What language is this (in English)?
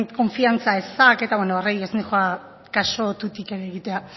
Basque